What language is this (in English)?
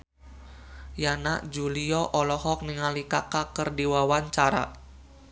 Sundanese